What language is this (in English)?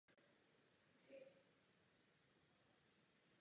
Czech